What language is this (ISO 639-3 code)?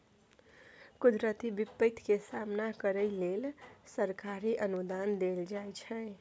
mai